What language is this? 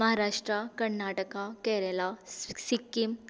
Konkani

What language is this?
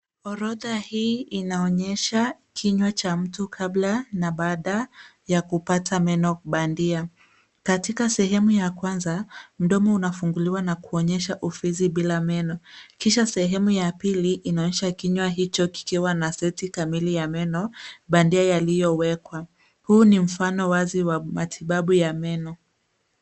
Swahili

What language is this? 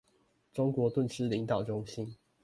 Chinese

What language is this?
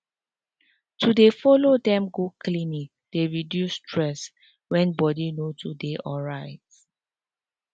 Nigerian Pidgin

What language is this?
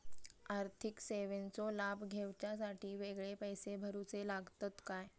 Marathi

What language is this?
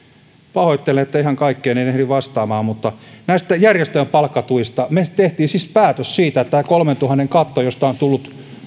Finnish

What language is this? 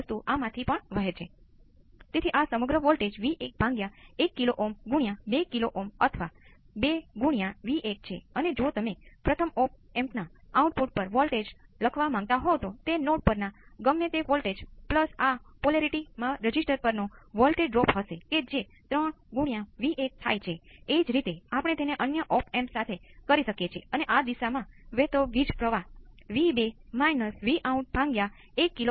Gujarati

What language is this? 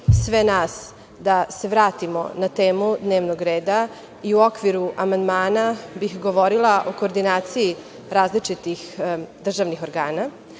Serbian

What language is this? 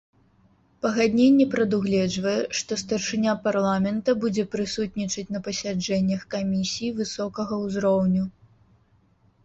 Belarusian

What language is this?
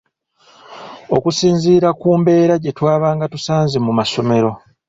Ganda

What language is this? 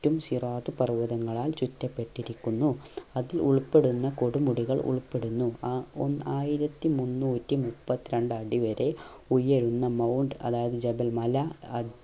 Malayalam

